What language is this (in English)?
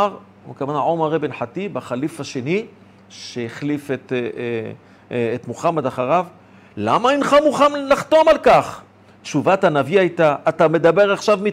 Hebrew